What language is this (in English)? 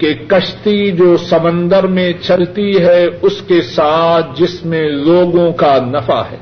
Urdu